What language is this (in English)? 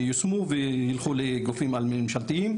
Hebrew